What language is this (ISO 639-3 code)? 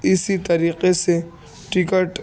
urd